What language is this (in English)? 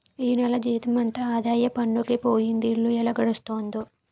Telugu